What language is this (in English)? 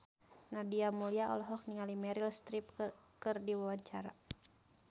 Sundanese